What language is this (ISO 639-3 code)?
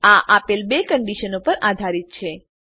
guj